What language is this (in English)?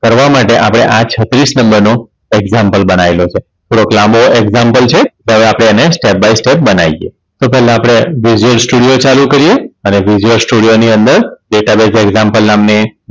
Gujarati